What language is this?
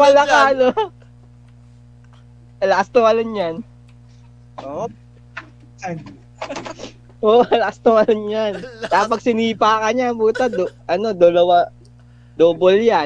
Filipino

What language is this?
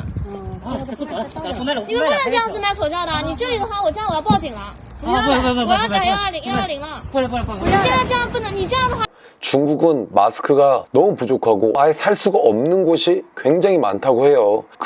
Korean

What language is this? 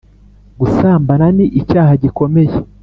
Kinyarwanda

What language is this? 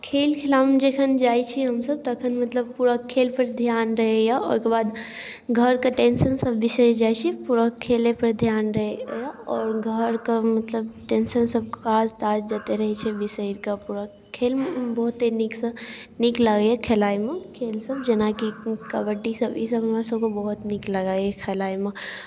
Maithili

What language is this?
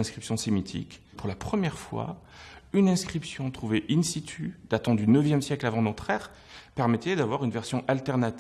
French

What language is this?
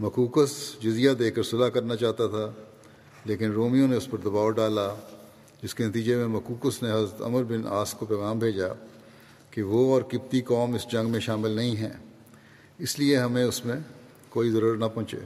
Urdu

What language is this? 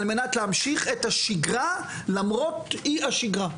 Hebrew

